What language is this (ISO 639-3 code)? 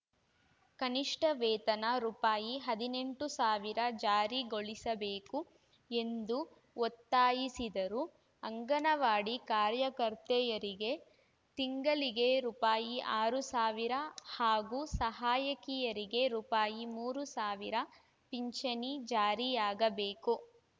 kan